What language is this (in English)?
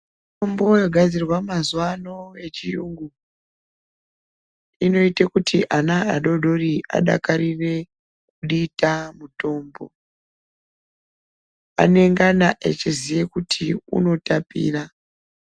Ndau